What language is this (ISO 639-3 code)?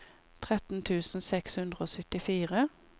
nor